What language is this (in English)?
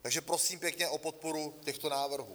Czech